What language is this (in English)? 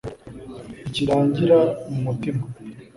Kinyarwanda